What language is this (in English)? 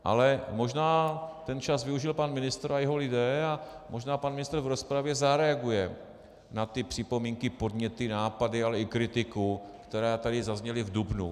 Czech